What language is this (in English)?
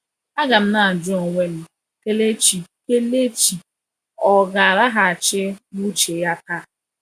Igbo